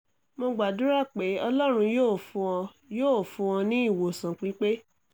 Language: Yoruba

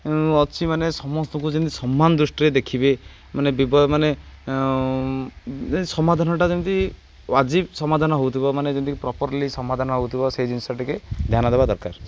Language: Odia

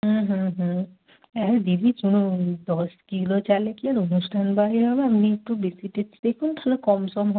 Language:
Bangla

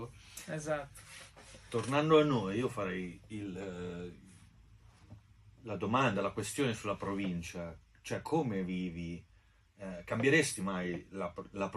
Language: Italian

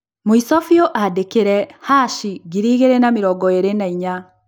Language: Kikuyu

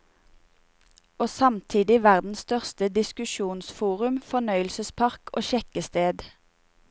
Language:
Norwegian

